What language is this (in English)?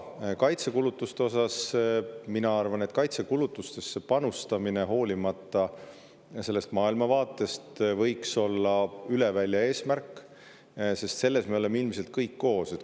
Estonian